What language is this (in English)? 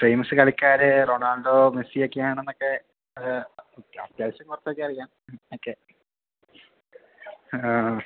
Malayalam